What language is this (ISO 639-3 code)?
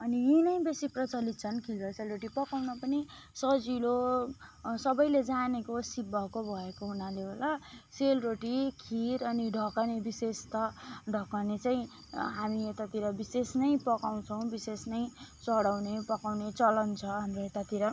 nep